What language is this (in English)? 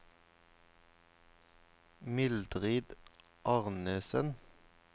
Norwegian